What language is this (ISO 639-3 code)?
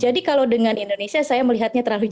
ind